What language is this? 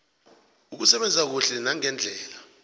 South Ndebele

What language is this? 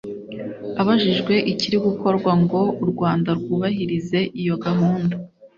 Kinyarwanda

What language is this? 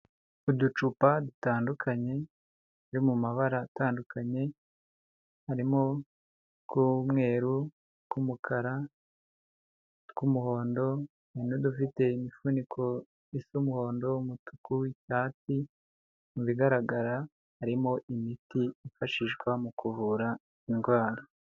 Kinyarwanda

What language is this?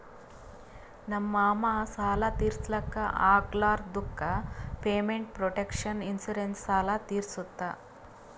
Kannada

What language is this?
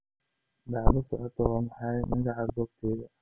Somali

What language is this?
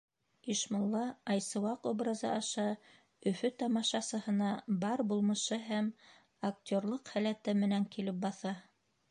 Bashkir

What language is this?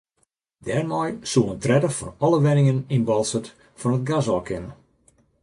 Western Frisian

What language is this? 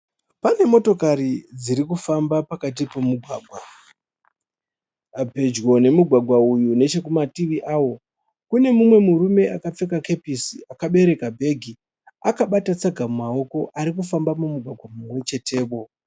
Shona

